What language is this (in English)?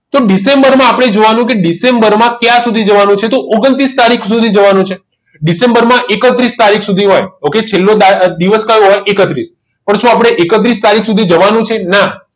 Gujarati